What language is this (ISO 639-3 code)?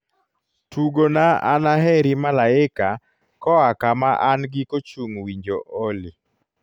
luo